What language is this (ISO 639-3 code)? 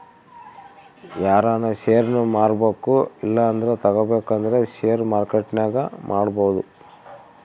kan